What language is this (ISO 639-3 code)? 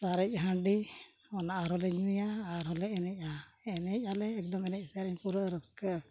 sat